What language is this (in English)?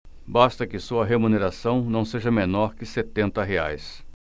Portuguese